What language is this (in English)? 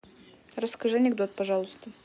Russian